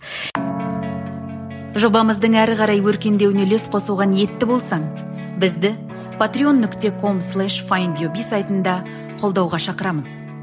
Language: Kazakh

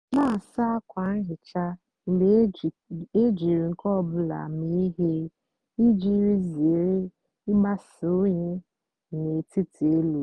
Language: Igbo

